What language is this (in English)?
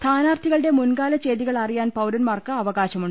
Malayalam